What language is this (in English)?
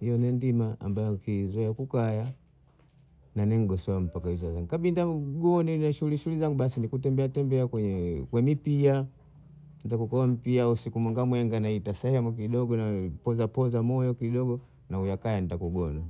Bondei